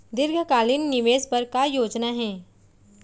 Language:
Chhattisgarhi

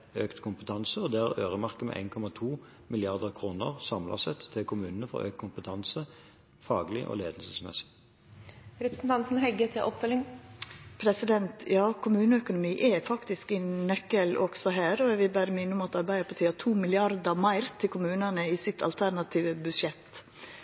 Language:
Norwegian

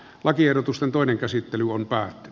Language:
Finnish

